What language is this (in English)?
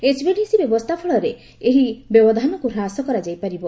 Odia